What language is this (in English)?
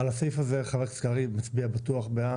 Hebrew